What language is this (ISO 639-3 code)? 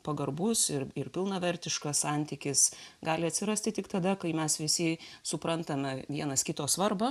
lit